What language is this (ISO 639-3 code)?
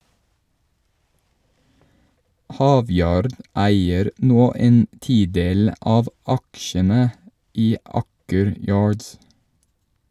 nor